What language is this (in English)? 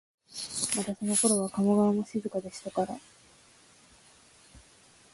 Japanese